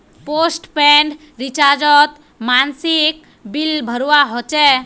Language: Magahi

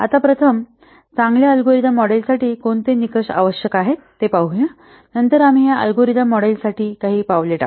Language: Marathi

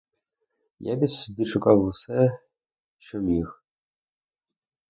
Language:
Ukrainian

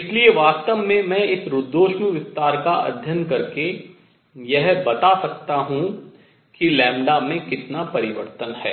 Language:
Hindi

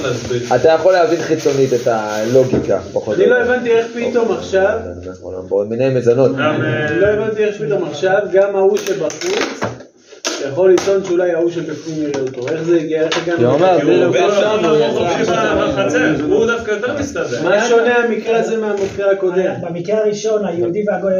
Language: Hebrew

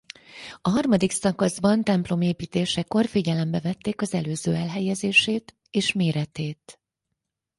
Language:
Hungarian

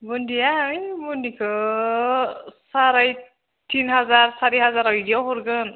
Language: Bodo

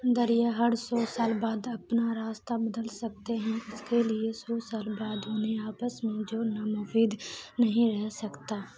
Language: Urdu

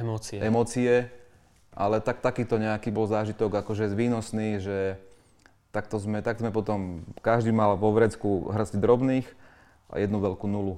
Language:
Slovak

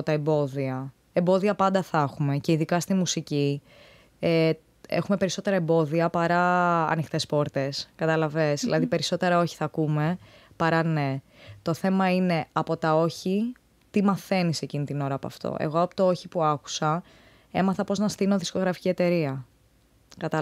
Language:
Greek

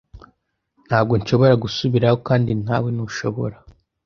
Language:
Kinyarwanda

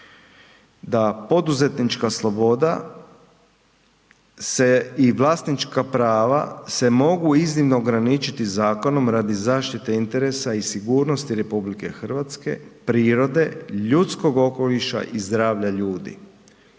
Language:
Croatian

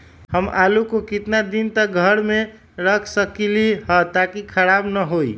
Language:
Magahi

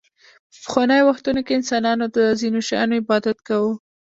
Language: Pashto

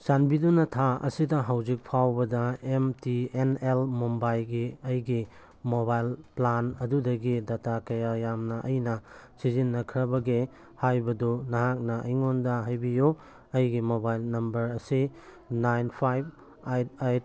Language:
Manipuri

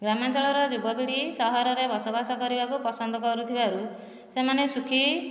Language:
Odia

